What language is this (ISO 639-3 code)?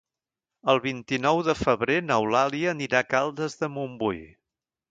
cat